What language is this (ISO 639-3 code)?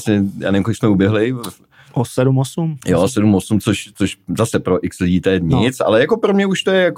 ces